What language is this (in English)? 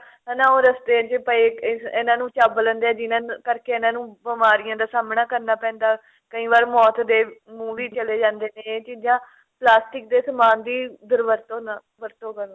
Punjabi